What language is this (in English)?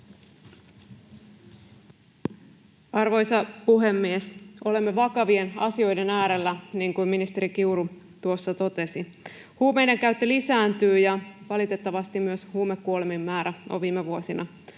Finnish